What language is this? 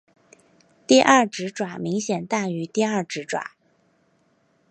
Chinese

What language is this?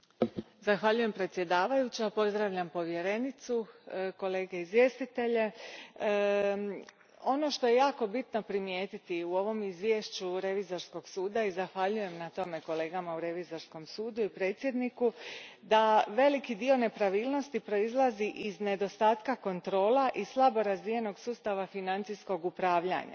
Croatian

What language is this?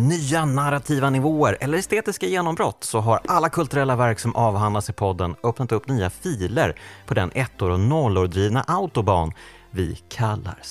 Swedish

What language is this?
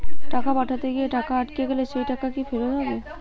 Bangla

